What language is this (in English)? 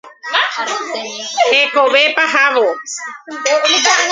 Guarani